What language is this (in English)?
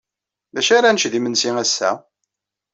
Kabyle